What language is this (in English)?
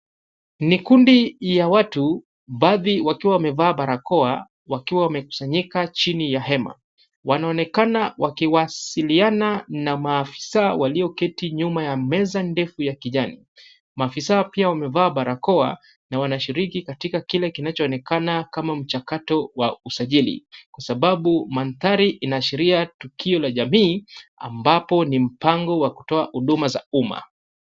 Swahili